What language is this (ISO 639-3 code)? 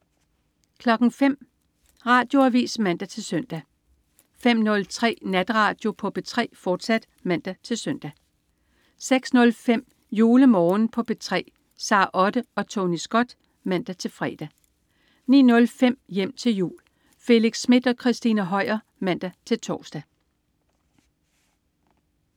dan